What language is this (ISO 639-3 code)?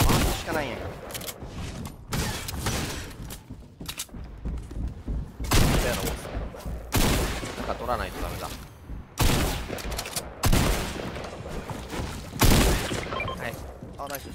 jpn